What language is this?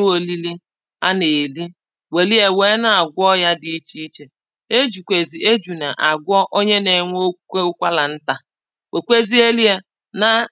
Igbo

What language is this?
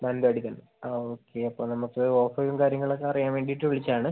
Malayalam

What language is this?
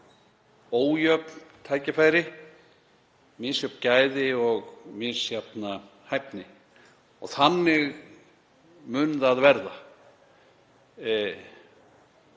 Icelandic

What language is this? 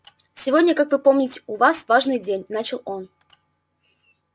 Russian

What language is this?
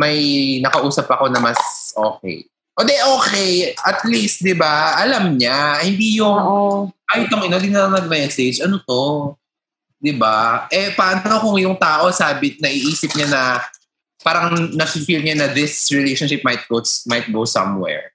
Filipino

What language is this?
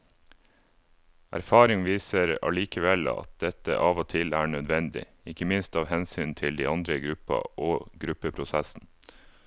Norwegian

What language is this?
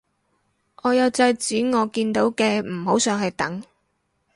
Cantonese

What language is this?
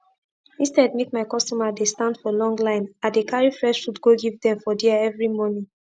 Nigerian Pidgin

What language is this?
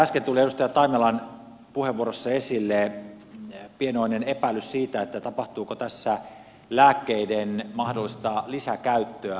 Finnish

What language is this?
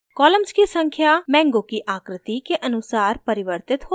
Hindi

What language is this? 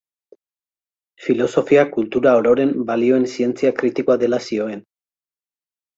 Basque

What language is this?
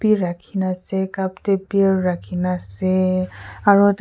Naga Pidgin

